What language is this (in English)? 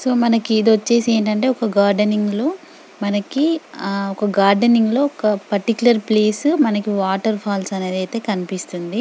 Telugu